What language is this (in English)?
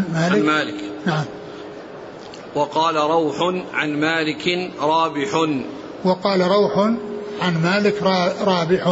Arabic